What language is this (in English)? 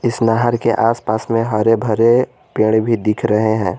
Hindi